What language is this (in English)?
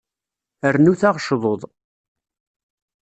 Kabyle